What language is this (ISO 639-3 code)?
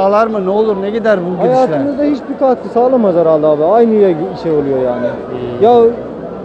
tur